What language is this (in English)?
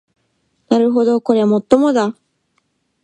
Japanese